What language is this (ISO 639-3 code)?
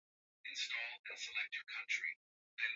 swa